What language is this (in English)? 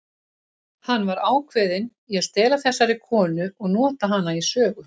Icelandic